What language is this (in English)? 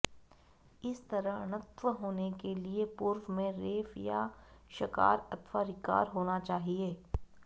Sanskrit